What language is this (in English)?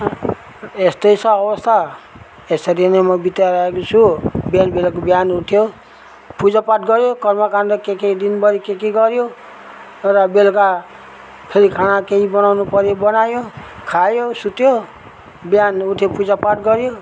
Nepali